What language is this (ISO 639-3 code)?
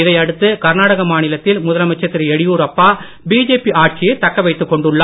tam